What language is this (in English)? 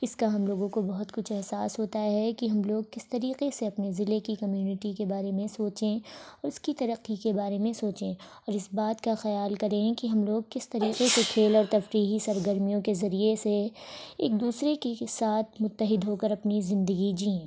Urdu